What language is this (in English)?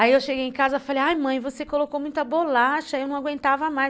Portuguese